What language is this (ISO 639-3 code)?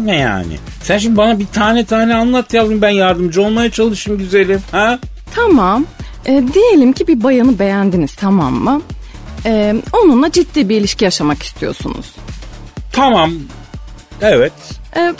tur